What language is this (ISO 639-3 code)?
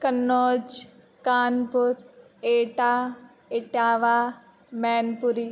san